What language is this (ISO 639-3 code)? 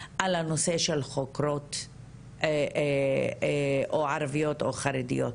heb